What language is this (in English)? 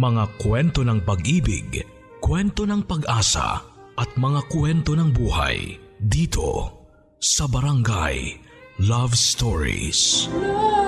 Filipino